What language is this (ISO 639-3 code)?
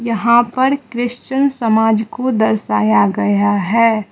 hin